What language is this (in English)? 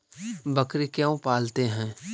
Magahi